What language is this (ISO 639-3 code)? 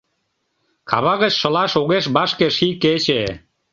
chm